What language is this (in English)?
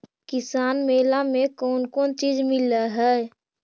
Magahi